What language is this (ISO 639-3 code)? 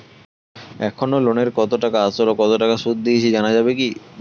ben